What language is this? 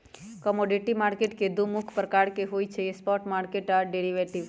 Magahi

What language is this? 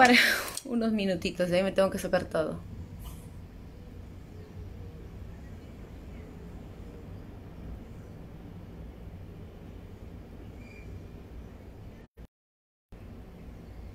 Spanish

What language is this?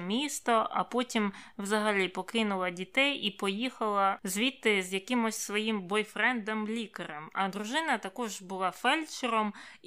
Ukrainian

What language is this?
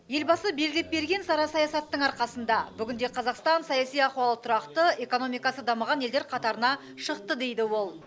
Kazakh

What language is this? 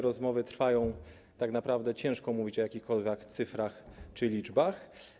Polish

